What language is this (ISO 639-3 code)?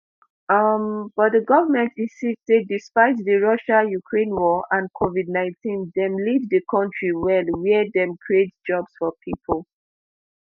pcm